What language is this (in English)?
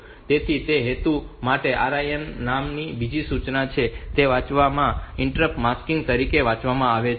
Gujarati